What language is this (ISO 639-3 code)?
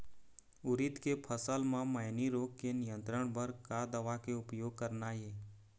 hne